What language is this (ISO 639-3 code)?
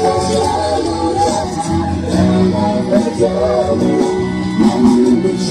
tha